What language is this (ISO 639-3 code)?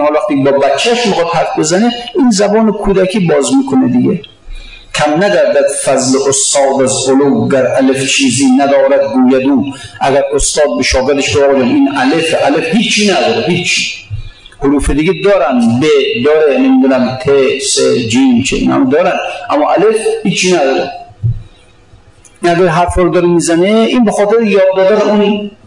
fas